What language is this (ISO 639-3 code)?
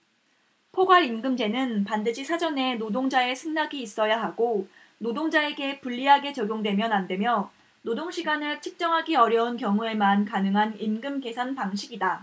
kor